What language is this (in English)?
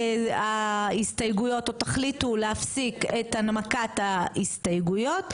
Hebrew